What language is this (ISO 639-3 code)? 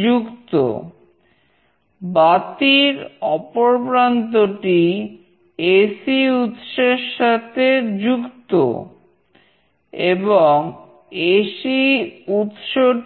ben